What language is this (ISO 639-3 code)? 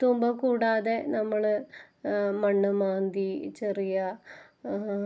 mal